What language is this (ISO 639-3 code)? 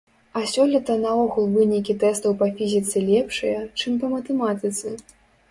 bel